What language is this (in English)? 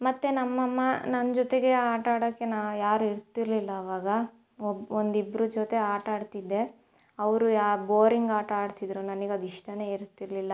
Kannada